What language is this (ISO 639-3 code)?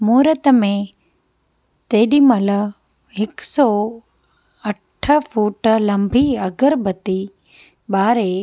snd